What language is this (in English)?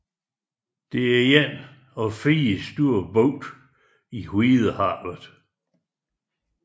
Danish